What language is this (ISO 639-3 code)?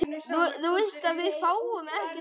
isl